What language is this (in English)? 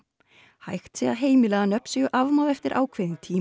Icelandic